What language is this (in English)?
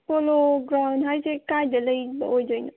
Manipuri